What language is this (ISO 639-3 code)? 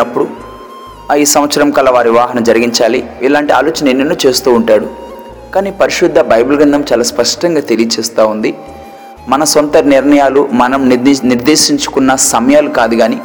tel